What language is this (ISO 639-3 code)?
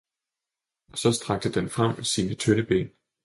dan